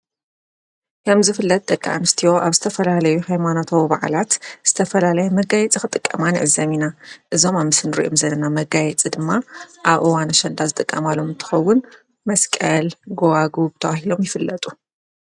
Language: Tigrinya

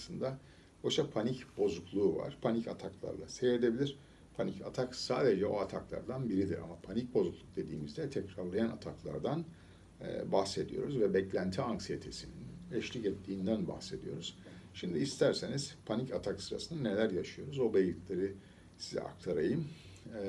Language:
Turkish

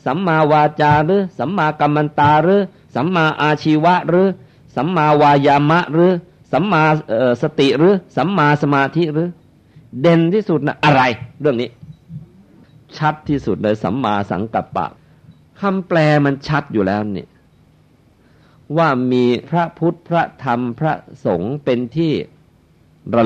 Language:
Thai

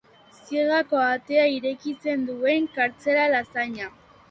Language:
Basque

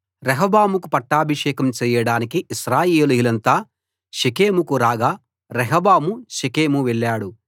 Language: Telugu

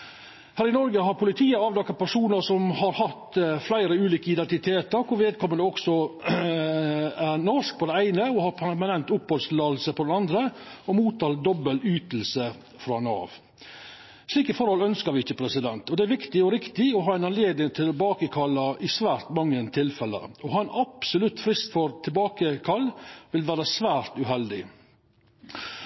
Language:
Norwegian Nynorsk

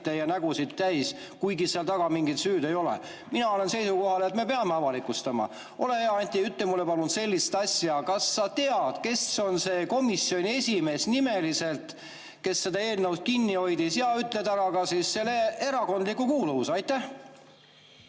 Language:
Estonian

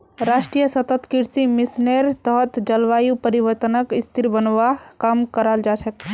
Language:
Magahi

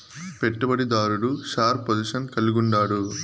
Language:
Telugu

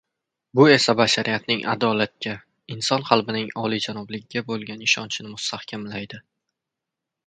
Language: Uzbek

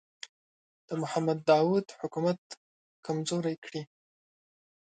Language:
Pashto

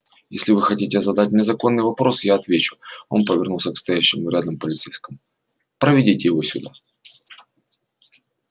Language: Russian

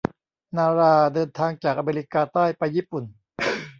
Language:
Thai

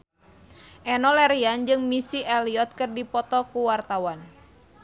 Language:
Sundanese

